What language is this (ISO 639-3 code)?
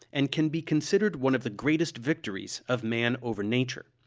eng